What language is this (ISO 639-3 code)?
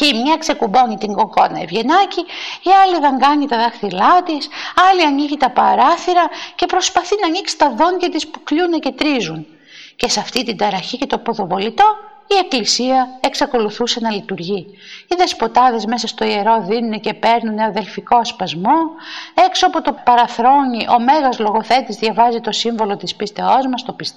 ell